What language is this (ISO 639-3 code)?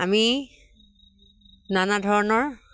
asm